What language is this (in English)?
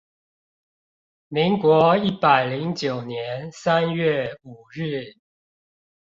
Chinese